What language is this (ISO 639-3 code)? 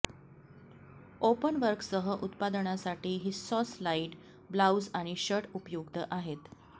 mar